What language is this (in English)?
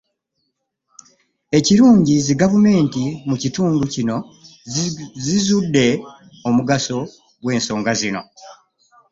Ganda